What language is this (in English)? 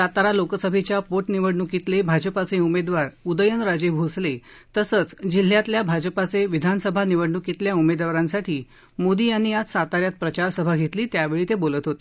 Marathi